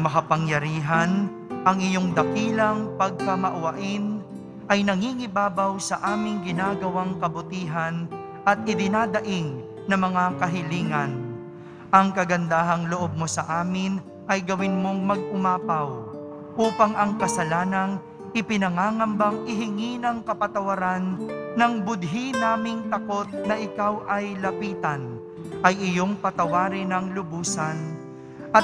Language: Filipino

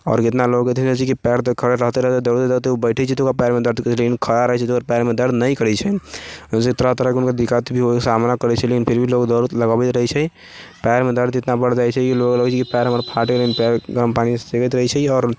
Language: Maithili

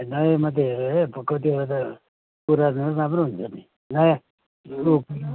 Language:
Nepali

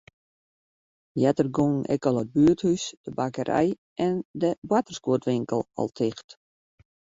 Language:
Western Frisian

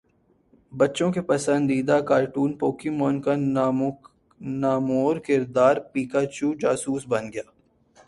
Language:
Urdu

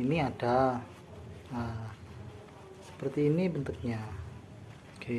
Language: Indonesian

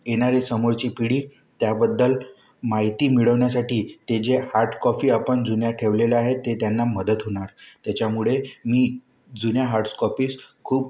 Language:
Marathi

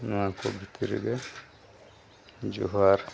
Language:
Santali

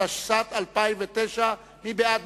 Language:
Hebrew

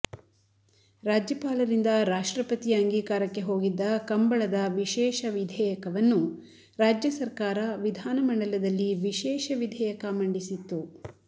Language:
Kannada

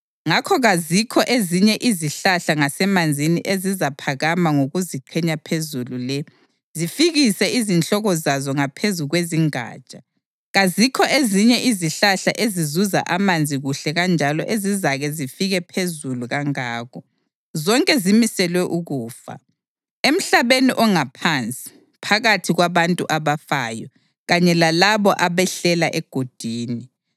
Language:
North Ndebele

